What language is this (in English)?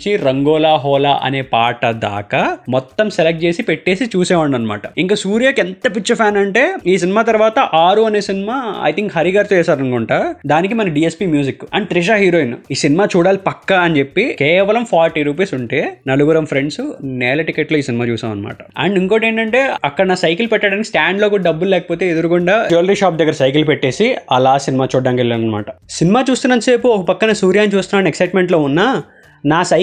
Telugu